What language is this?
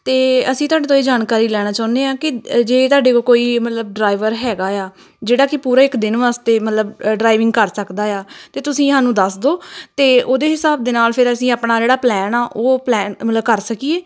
Punjabi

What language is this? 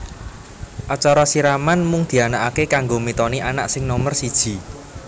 Javanese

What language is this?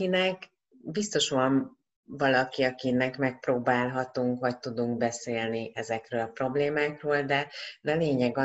Hungarian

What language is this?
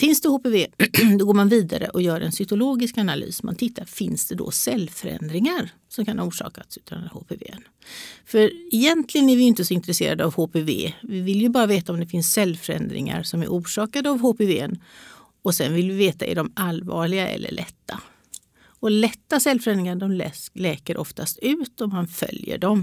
Swedish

